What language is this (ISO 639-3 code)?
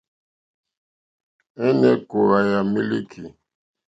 bri